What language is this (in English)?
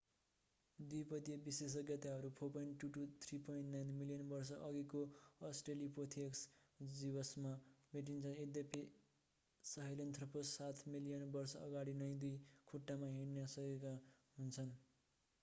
Nepali